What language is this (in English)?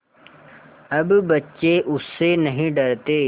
Hindi